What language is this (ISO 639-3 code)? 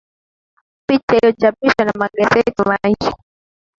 swa